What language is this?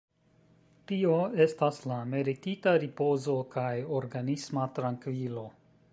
Esperanto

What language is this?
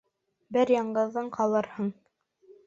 Bashkir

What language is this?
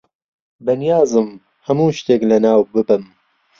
Central Kurdish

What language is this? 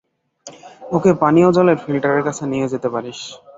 Bangla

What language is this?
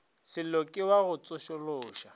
Northern Sotho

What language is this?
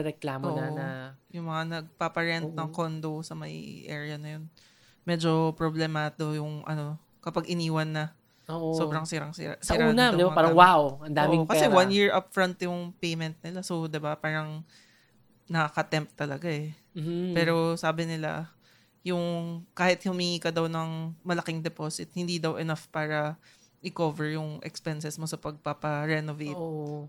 Filipino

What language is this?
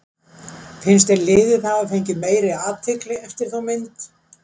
Icelandic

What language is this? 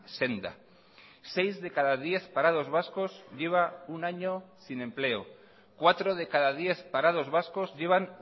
Spanish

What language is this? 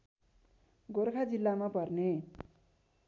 Nepali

